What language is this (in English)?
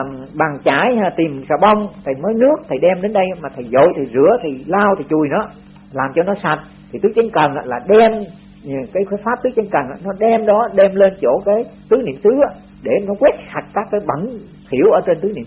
Vietnamese